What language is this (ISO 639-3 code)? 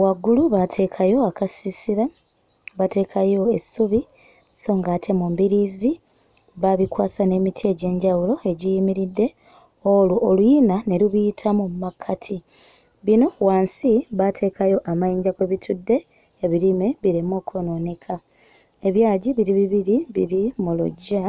lug